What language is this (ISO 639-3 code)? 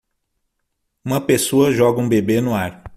por